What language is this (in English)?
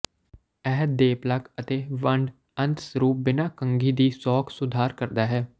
Punjabi